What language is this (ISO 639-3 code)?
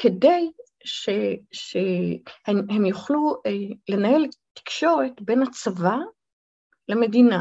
heb